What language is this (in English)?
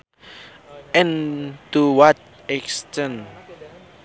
Sundanese